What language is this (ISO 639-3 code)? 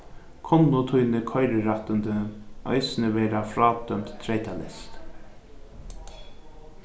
fao